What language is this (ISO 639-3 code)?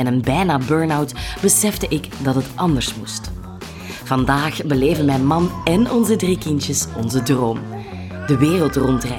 nld